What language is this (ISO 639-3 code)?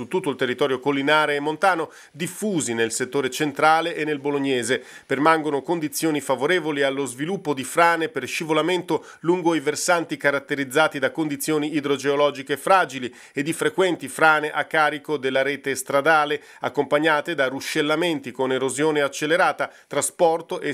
ita